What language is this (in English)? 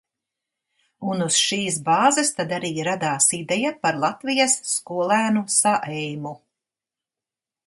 Latvian